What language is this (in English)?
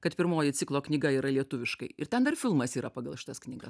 Lithuanian